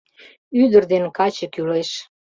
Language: Mari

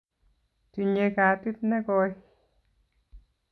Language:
Kalenjin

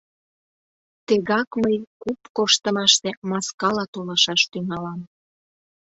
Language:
Mari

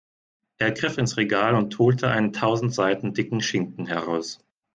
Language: German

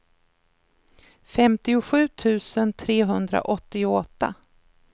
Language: Swedish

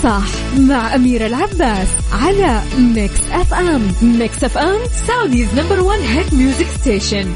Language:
Arabic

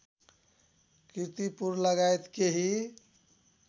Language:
Nepali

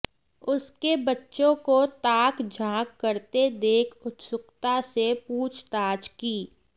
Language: Hindi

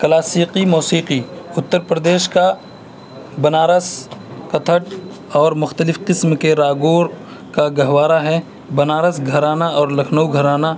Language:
Urdu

